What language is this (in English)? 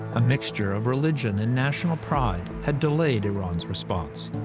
English